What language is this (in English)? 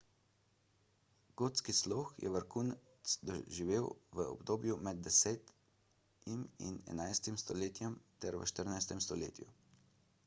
Slovenian